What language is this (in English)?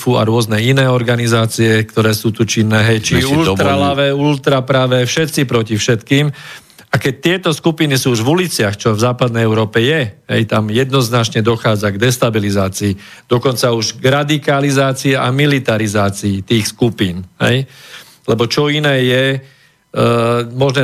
Slovak